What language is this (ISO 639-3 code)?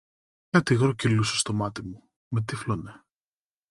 ell